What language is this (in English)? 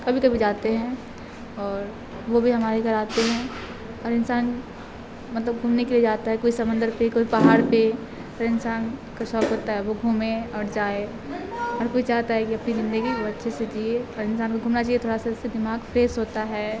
Urdu